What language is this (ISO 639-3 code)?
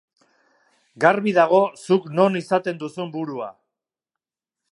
eus